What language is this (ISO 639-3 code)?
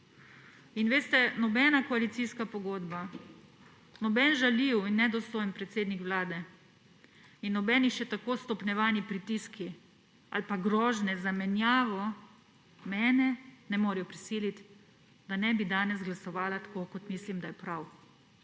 slv